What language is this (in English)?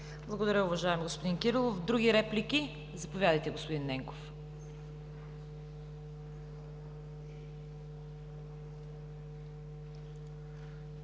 Bulgarian